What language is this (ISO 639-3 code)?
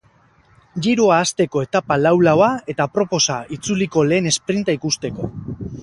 eus